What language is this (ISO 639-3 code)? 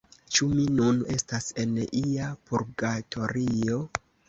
epo